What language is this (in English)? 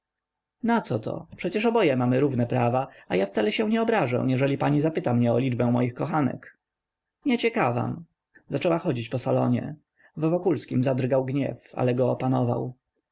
Polish